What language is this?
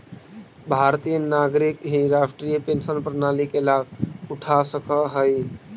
Magahi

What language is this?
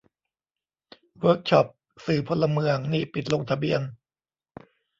Thai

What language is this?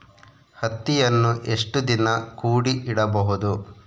Kannada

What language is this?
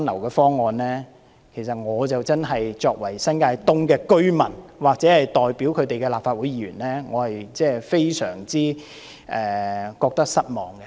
Cantonese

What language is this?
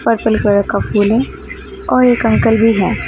Hindi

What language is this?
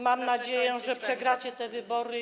Polish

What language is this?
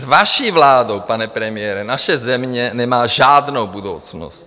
Czech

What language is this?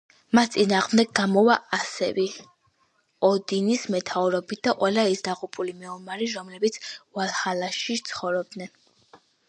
Georgian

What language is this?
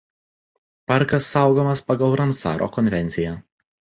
Lithuanian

